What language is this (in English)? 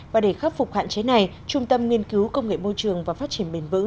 Vietnamese